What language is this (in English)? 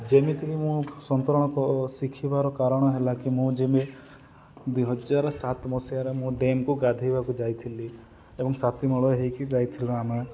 Odia